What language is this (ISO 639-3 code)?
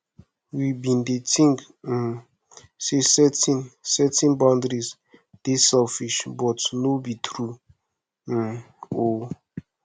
pcm